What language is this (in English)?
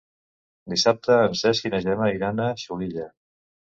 Catalan